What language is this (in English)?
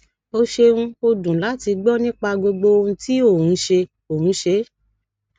Yoruba